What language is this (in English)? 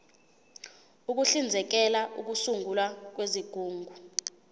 Zulu